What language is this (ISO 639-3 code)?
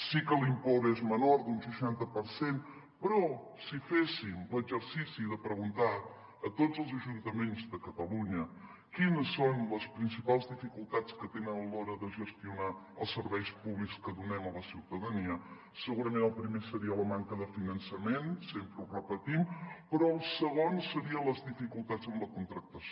cat